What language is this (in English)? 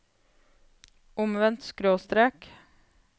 Norwegian